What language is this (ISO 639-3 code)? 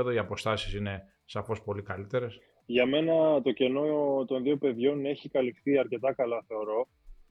ell